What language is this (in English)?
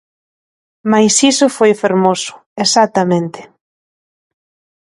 Galician